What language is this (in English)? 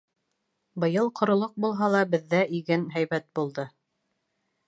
Bashkir